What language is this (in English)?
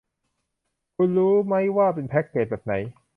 Thai